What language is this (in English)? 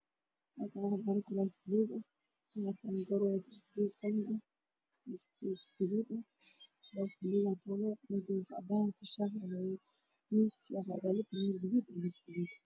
Somali